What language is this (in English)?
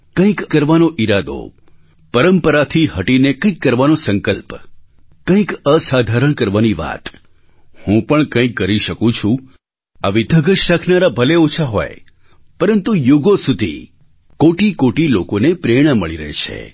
Gujarati